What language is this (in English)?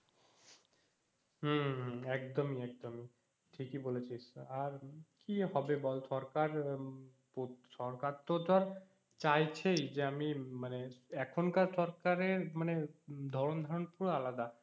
Bangla